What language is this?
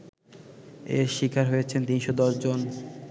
Bangla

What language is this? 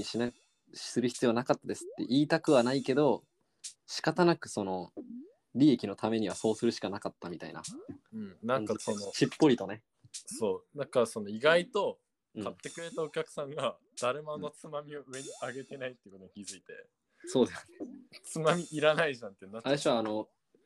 Japanese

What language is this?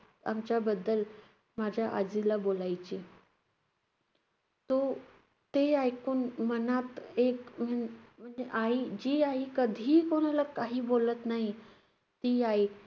Marathi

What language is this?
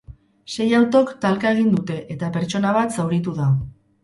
Basque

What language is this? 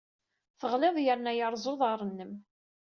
Kabyle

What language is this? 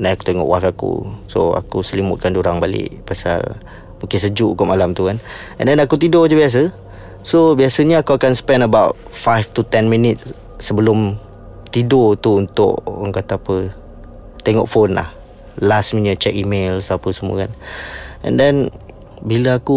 Malay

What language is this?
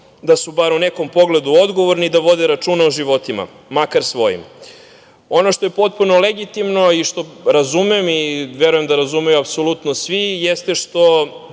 Serbian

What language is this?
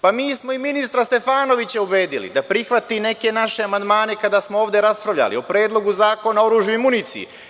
Serbian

